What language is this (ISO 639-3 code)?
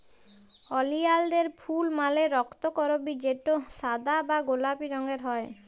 ben